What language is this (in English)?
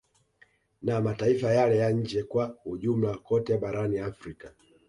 Swahili